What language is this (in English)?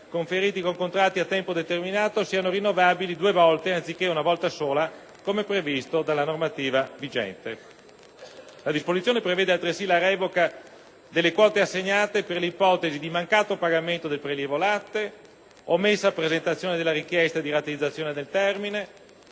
Italian